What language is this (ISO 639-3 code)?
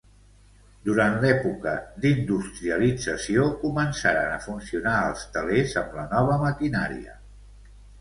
cat